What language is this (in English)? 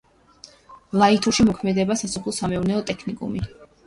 Georgian